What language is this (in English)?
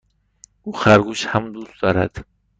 Persian